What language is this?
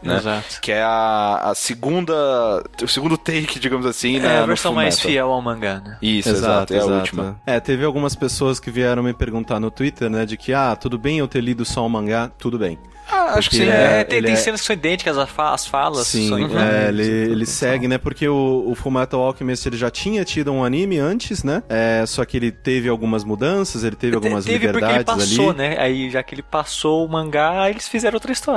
Portuguese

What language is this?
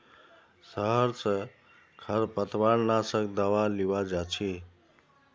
Magahi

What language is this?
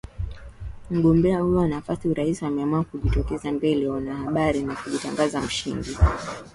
Swahili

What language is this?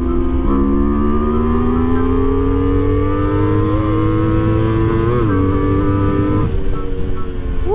Indonesian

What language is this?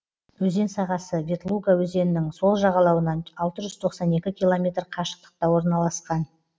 Kazakh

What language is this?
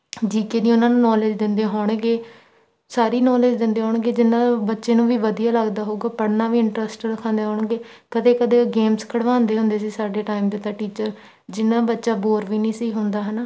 Punjabi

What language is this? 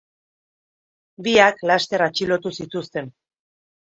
Basque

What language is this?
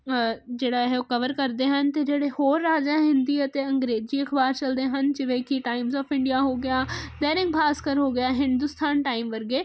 Punjabi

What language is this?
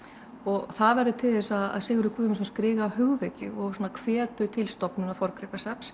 Icelandic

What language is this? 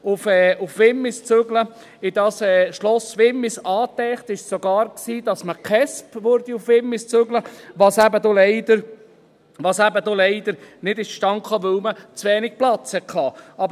Swiss German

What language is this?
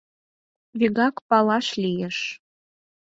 Mari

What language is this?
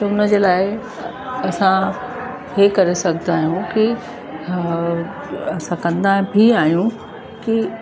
Sindhi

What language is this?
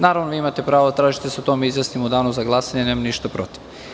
Serbian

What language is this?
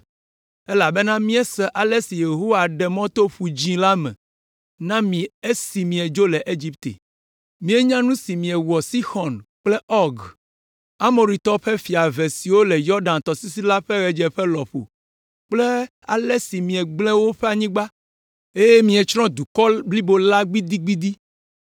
Ewe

